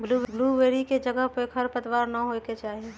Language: Magahi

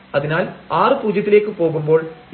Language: Malayalam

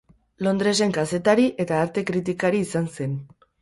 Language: Basque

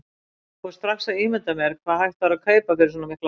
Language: Icelandic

